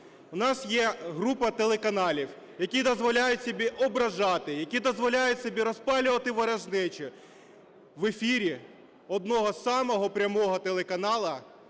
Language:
Ukrainian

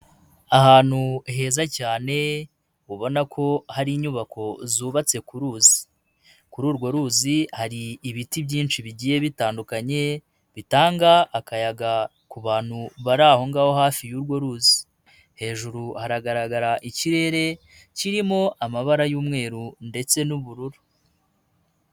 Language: Kinyarwanda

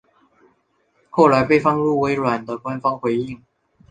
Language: Chinese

